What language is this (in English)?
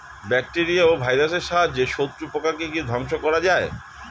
Bangla